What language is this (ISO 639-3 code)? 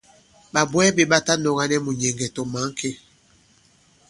abb